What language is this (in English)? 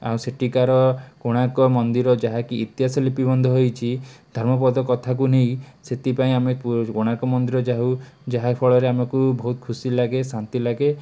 Odia